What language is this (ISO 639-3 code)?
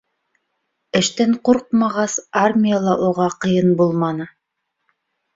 bak